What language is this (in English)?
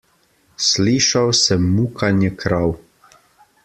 Slovenian